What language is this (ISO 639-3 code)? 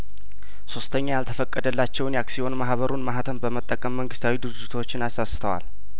amh